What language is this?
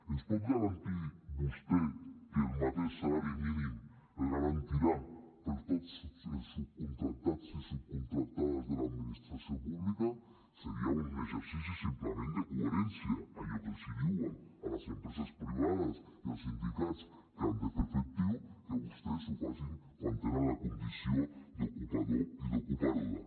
Catalan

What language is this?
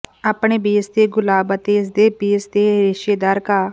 Punjabi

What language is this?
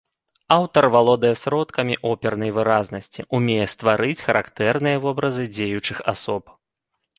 Belarusian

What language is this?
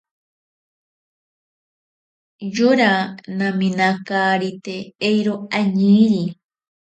Ashéninka Perené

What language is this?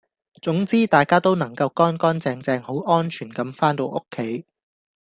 Cantonese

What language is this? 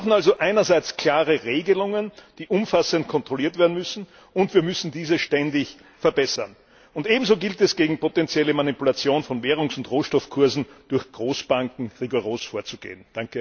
German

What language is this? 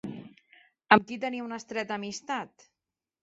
Catalan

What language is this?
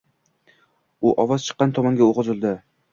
Uzbek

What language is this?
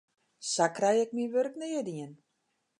Western Frisian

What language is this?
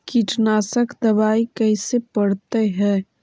Magahi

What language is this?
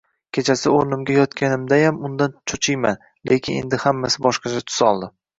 Uzbek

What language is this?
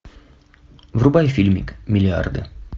Russian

